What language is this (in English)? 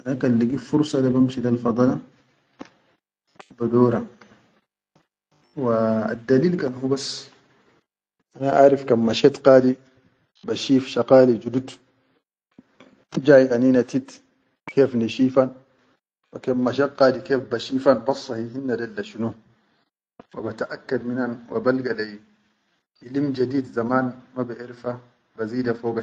Chadian Arabic